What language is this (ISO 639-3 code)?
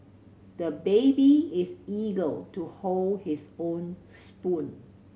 eng